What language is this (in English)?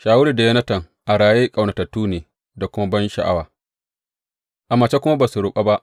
Hausa